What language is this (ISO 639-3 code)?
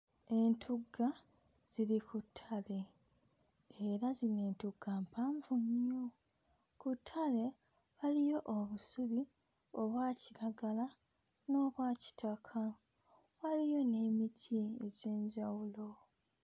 lug